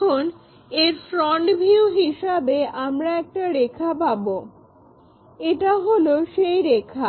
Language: Bangla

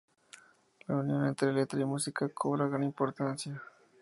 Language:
Spanish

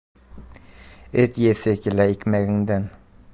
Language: Bashkir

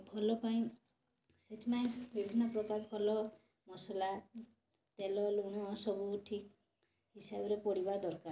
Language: Odia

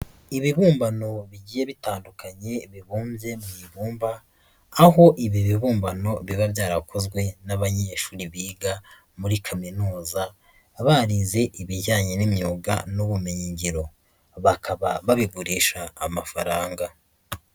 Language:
Kinyarwanda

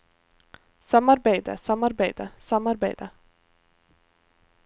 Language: Norwegian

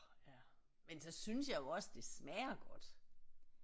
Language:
Danish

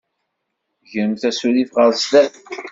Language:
Kabyle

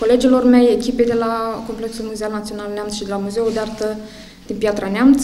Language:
Romanian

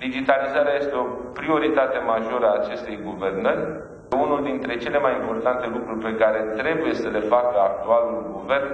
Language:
Romanian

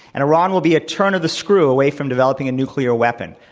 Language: English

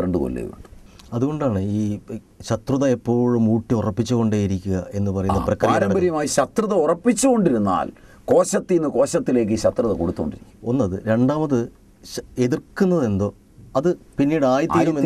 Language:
Arabic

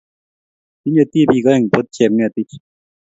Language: Kalenjin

